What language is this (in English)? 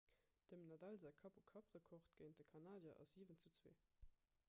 Luxembourgish